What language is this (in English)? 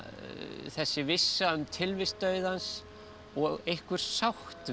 Icelandic